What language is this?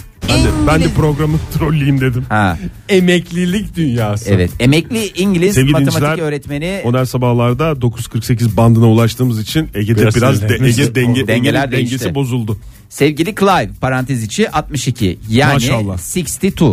Turkish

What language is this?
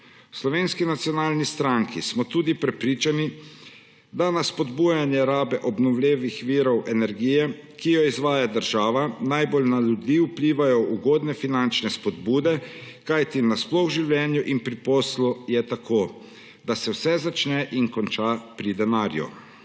Slovenian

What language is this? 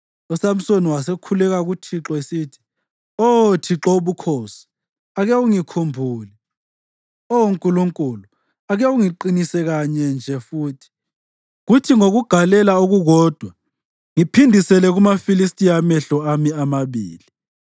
North Ndebele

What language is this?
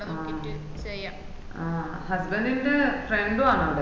Malayalam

